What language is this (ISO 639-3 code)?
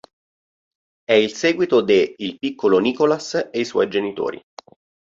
ita